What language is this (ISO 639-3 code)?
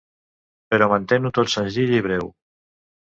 cat